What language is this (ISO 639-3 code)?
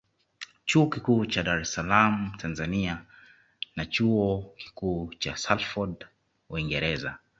swa